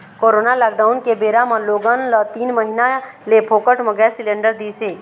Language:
Chhattisgarhi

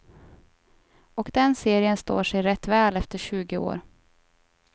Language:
Swedish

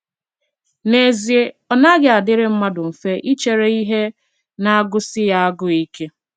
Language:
Igbo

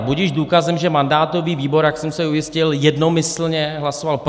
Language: Czech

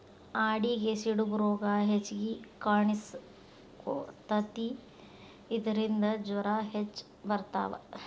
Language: Kannada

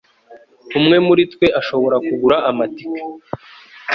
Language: Kinyarwanda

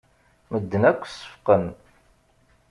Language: Kabyle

